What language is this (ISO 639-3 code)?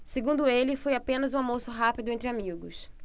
por